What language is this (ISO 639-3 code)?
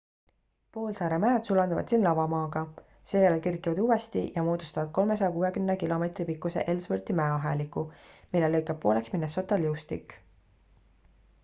est